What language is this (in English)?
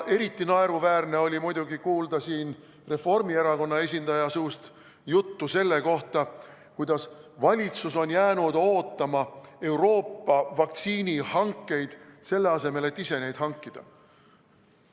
Estonian